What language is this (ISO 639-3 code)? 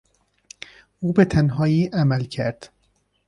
fas